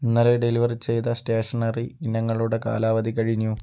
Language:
Malayalam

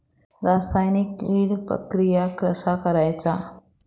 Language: Marathi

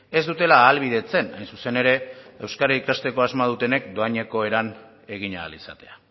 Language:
Basque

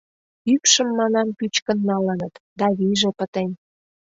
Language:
Mari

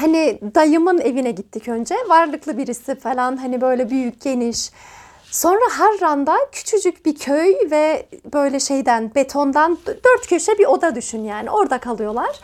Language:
Turkish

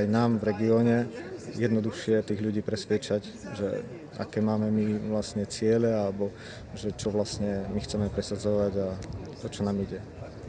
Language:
Slovak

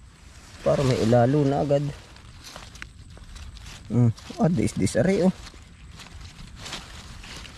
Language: Filipino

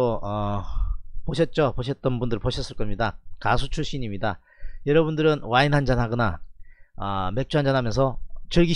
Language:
Korean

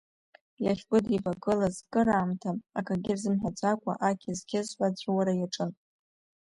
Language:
Abkhazian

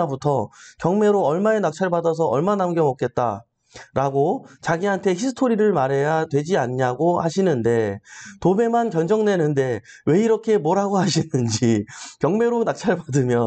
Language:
Korean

